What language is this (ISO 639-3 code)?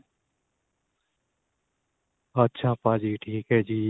pan